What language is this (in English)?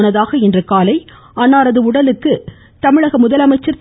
Tamil